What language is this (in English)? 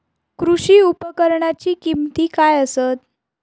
Marathi